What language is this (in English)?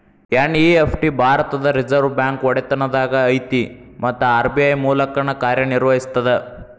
Kannada